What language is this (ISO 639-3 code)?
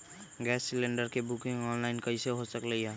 mag